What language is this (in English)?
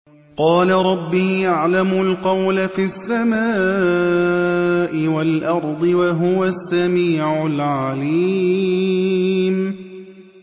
Arabic